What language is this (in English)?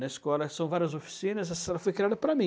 Portuguese